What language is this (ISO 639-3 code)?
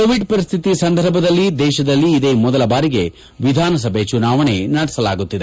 kan